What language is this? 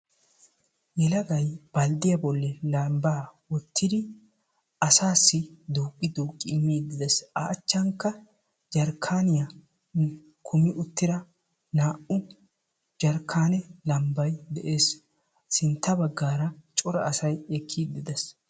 Wolaytta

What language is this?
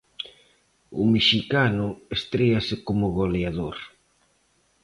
Galician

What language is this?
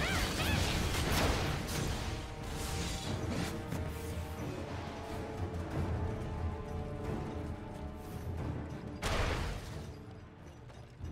Polish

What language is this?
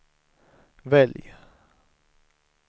Swedish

